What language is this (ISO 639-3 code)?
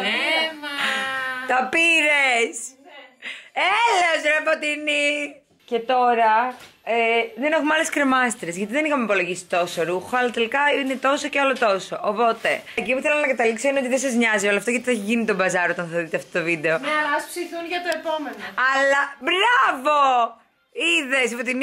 ell